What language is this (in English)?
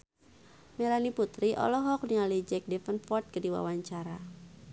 Sundanese